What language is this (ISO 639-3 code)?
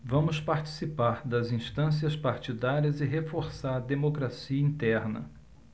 por